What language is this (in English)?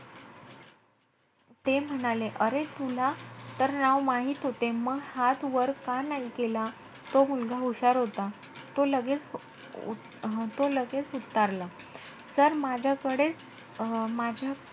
Marathi